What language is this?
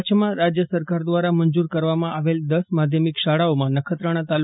Gujarati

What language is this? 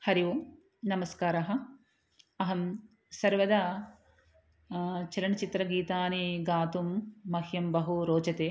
Sanskrit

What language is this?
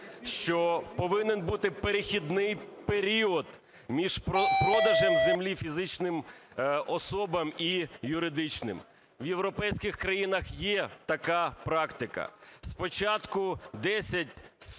Ukrainian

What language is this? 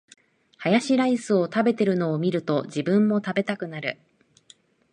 Japanese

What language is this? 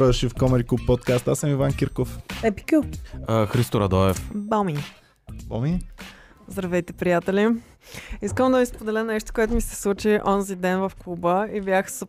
Bulgarian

